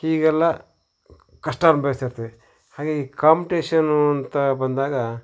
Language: Kannada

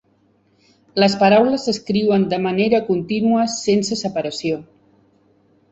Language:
Catalan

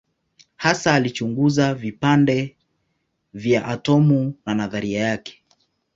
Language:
Swahili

